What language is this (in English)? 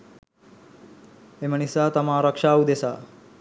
Sinhala